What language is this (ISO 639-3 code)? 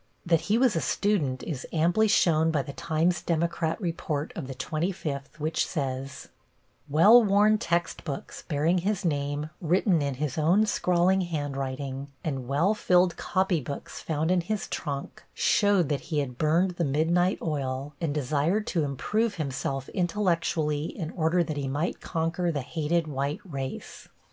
eng